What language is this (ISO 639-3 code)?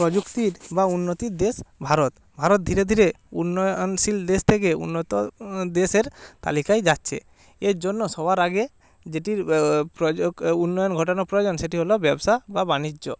ben